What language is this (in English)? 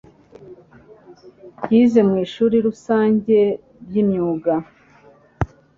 Kinyarwanda